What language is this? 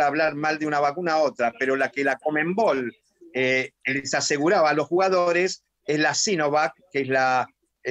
Spanish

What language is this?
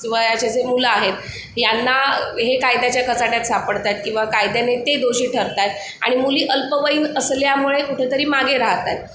Marathi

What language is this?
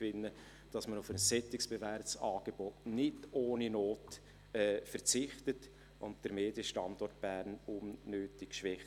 Swiss German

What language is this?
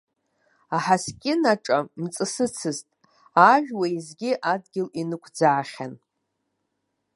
Abkhazian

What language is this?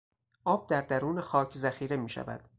Persian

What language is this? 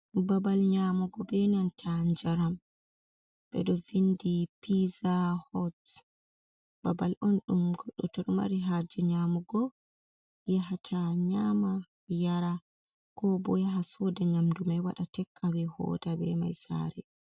Fula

